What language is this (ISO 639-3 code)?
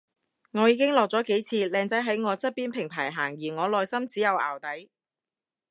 yue